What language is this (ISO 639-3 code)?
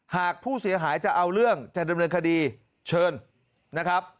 tha